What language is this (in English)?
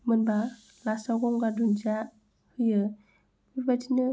Bodo